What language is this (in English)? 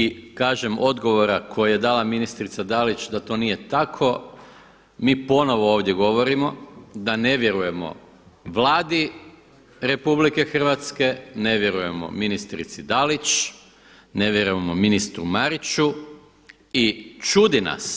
Croatian